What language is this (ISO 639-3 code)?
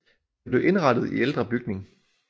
dan